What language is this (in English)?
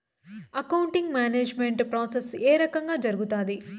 Telugu